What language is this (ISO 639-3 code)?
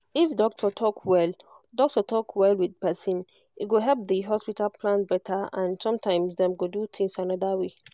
pcm